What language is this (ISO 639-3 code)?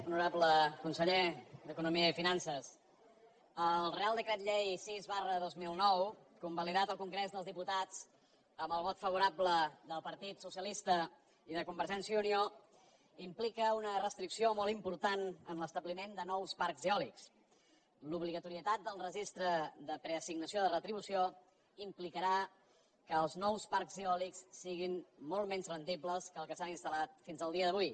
cat